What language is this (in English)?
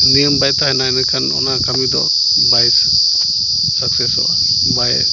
Santali